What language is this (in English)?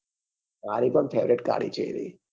Gujarati